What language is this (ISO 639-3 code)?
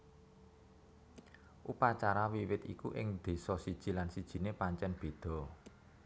jav